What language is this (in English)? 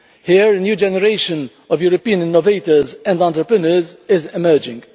English